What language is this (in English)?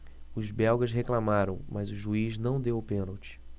Portuguese